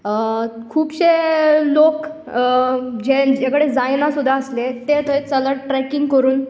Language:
Konkani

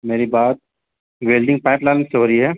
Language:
Urdu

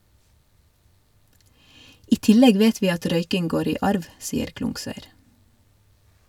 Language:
Norwegian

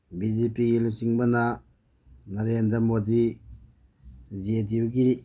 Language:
Manipuri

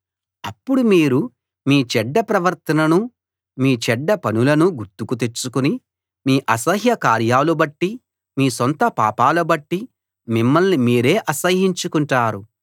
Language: Telugu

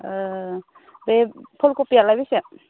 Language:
Bodo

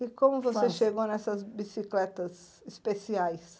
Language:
Portuguese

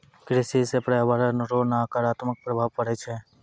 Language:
Maithili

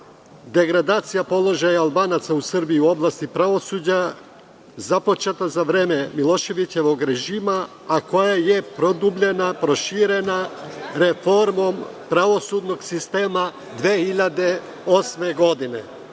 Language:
Serbian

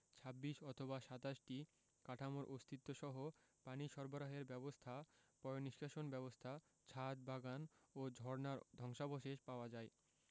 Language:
Bangla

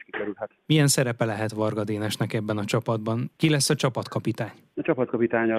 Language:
Hungarian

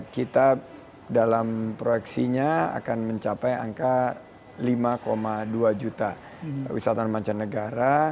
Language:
Indonesian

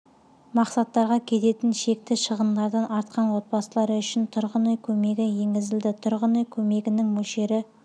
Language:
Kazakh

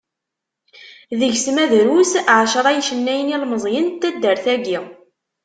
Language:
Kabyle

